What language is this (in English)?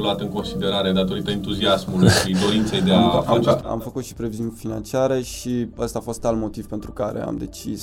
Romanian